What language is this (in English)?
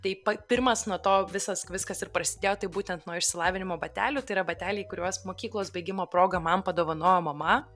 Lithuanian